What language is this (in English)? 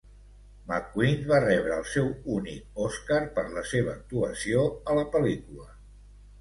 Catalan